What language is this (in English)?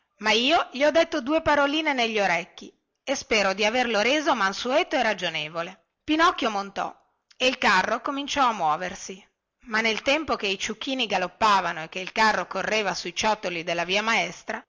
Italian